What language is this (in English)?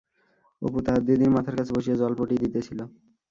Bangla